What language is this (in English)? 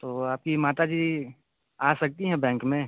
Hindi